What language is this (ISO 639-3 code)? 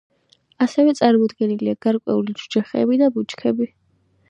kat